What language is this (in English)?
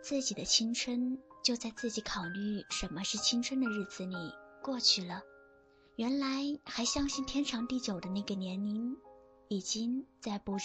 Chinese